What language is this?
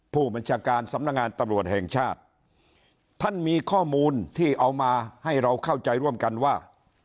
Thai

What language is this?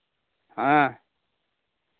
Santali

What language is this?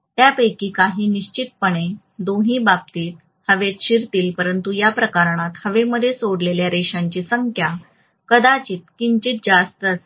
Marathi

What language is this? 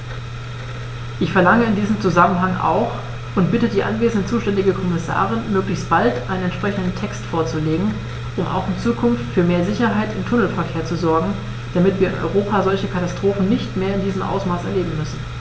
German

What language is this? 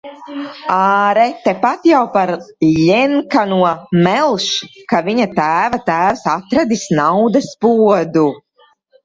Latvian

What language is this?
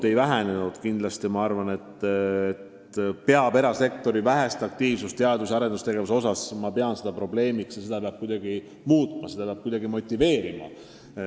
Estonian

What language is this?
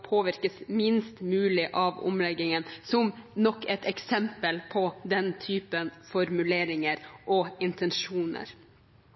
Norwegian Bokmål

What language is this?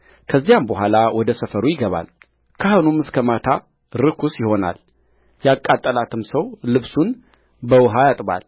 Amharic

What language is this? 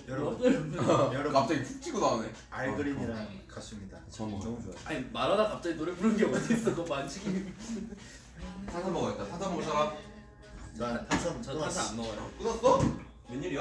Korean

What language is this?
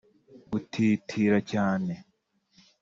Kinyarwanda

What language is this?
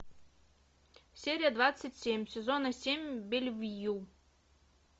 Russian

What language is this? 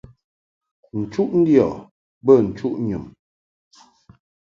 Mungaka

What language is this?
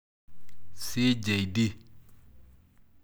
Masai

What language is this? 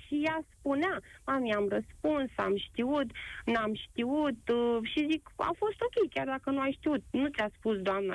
Romanian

